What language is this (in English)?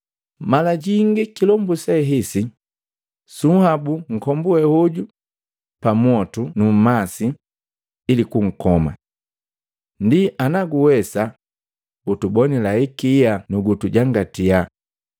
Matengo